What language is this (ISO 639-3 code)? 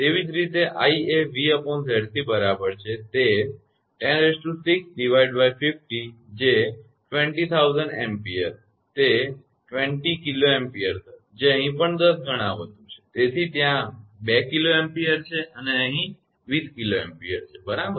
guj